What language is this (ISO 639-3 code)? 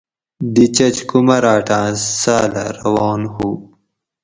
gwc